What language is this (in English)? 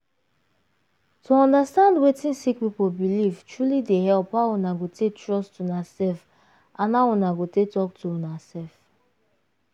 Nigerian Pidgin